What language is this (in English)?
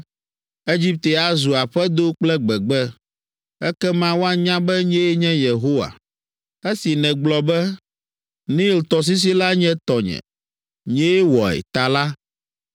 Ewe